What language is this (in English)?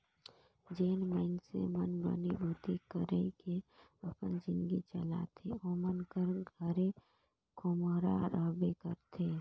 Chhattisgarhi